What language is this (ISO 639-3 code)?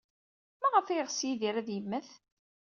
kab